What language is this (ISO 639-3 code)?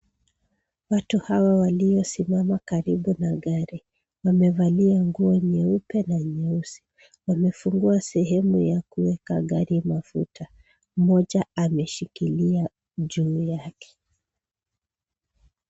swa